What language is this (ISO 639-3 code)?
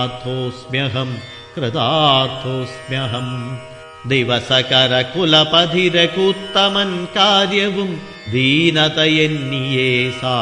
mal